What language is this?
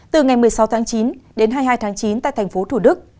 Vietnamese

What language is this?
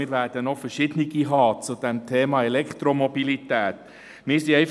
Swiss German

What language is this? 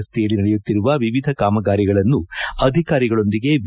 Kannada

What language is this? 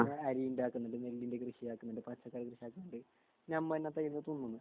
Malayalam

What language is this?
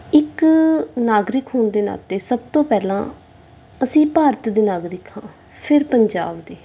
Punjabi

